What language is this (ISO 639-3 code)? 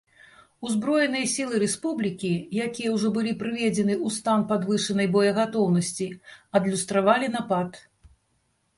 bel